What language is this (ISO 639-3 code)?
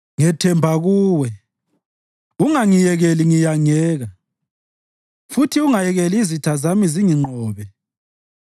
nde